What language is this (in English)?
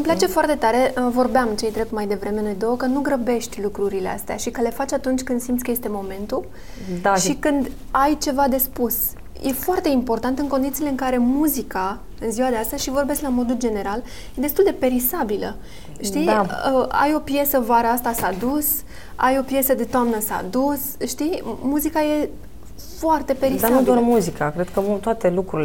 Romanian